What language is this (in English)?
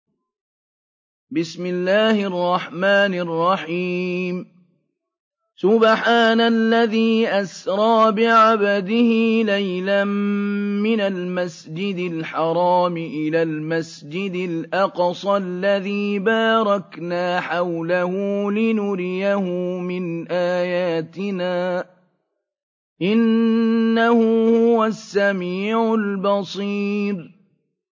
Arabic